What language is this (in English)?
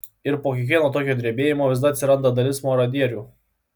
Lithuanian